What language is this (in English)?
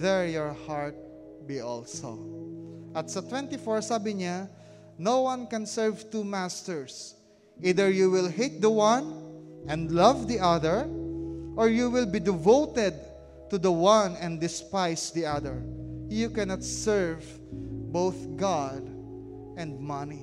Filipino